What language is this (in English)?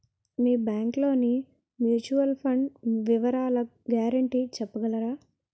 Telugu